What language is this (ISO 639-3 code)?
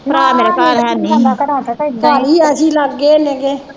pan